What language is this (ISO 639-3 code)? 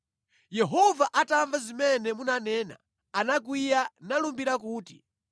nya